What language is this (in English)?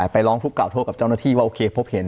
Thai